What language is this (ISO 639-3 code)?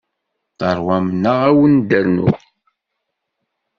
kab